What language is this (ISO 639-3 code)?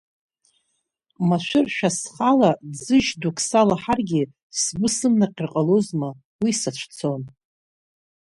abk